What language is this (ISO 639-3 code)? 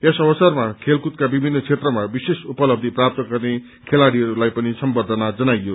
nep